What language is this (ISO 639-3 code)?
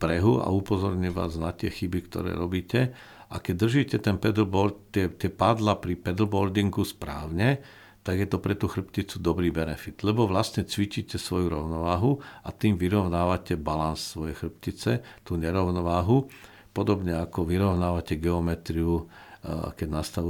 slk